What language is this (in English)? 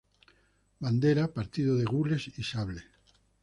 Spanish